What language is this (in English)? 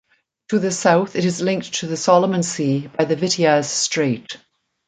English